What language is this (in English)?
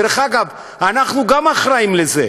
Hebrew